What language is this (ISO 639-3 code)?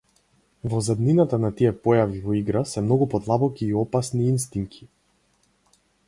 mkd